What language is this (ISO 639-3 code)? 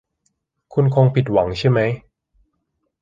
tha